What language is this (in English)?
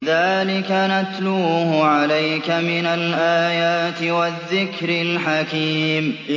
Arabic